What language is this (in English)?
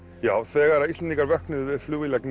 Icelandic